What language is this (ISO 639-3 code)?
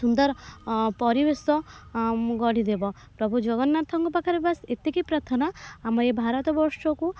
ori